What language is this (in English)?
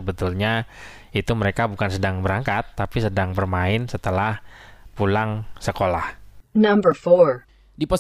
Indonesian